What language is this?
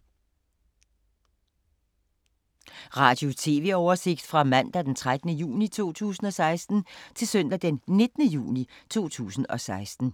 Danish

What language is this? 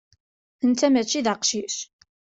Kabyle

